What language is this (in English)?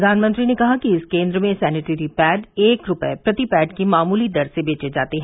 Hindi